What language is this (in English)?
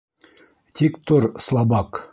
Bashkir